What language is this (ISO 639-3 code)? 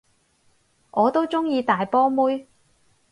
yue